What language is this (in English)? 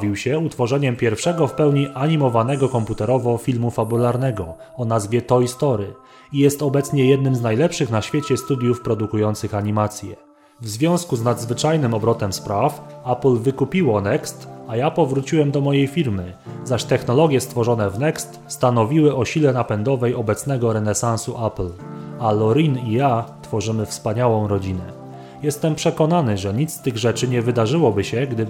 Polish